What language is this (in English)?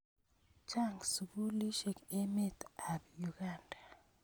Kalenjin